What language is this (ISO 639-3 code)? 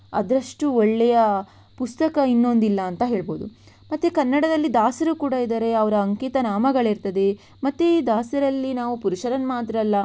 kan